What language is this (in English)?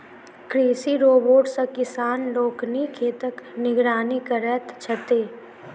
Maithili